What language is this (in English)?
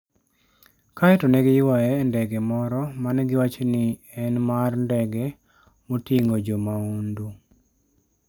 Luo (Kenya and Tanzania)